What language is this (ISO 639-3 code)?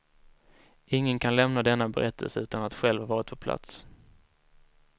swe